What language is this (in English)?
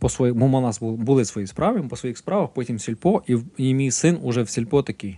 Ukrainian